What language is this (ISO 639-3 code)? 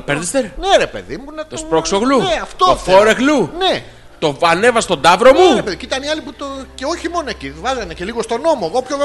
ell